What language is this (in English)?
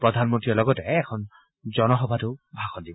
Assamese